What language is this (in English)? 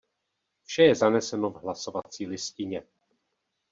Czech